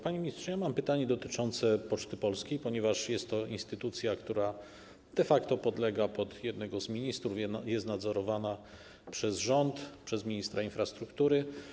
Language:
Polish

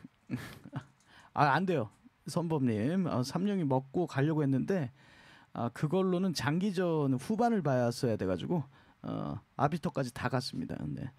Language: Korean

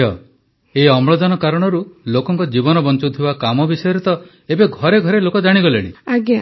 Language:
Odia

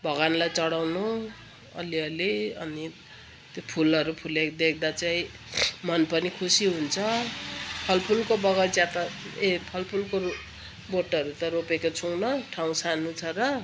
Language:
Nepali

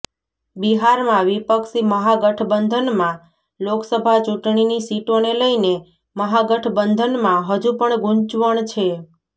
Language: Gujarati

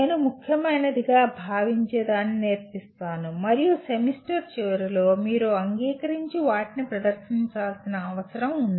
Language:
Telugu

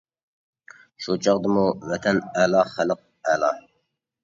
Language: Uyghur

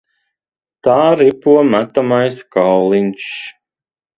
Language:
Latvian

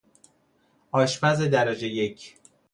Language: Persian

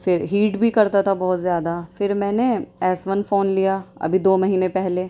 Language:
Urdu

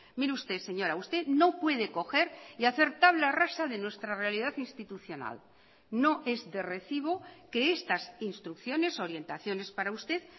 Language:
Spanish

